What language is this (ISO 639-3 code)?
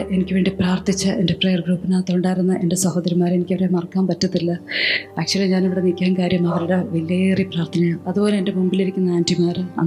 mal